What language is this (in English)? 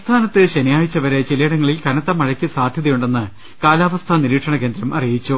Malayalam